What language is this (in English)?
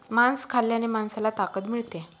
Marathi